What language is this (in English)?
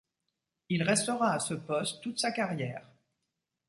French